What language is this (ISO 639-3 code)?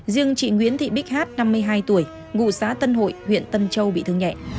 vie